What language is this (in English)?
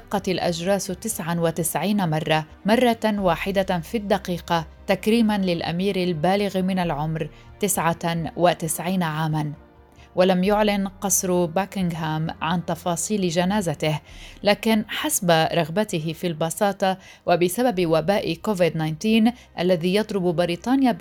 Arabic